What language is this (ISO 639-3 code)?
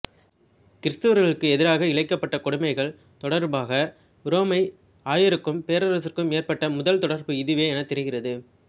tam